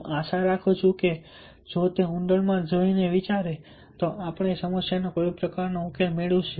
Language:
Gujarati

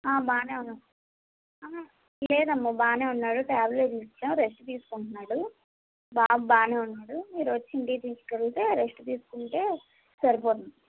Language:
Telugu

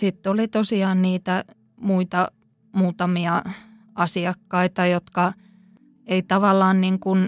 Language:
Finnish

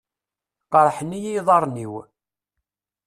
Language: Kabyle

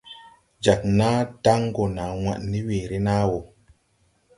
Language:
Tupuri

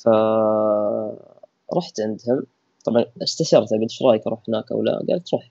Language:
Arabic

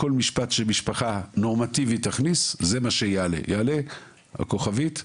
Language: Hebrew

